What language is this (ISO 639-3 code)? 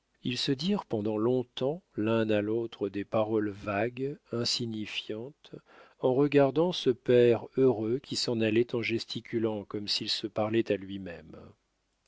fra